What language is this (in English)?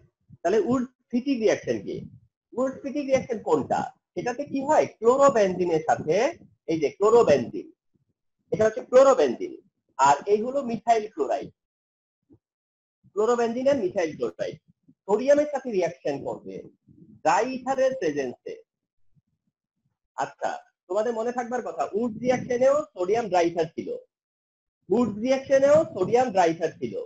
Hindi